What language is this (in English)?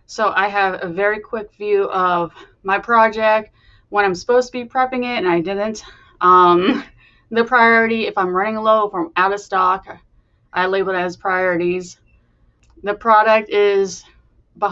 English